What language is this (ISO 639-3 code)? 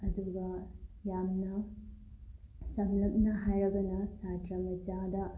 mni